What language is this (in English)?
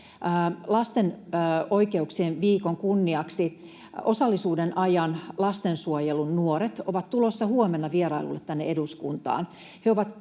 Finnish